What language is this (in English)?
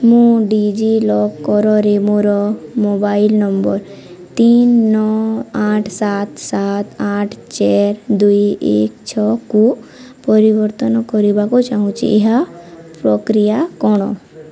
Odia